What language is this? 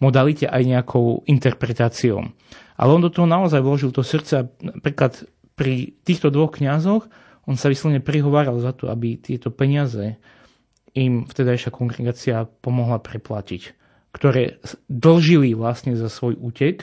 Slovak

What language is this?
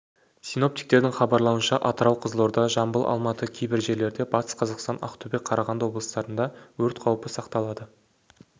Kazakh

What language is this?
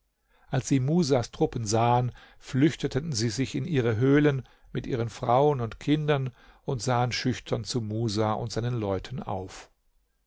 German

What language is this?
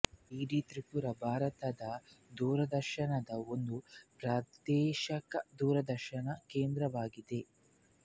Kannada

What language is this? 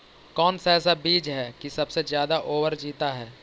Magahi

